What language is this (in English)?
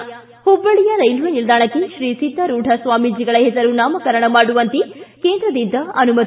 Kannada